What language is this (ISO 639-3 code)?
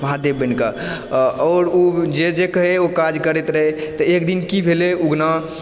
mai